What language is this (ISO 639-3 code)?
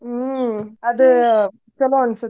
kan